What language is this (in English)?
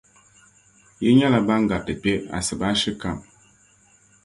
Dagbani